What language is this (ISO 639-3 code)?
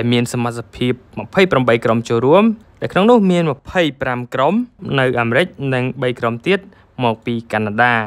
tha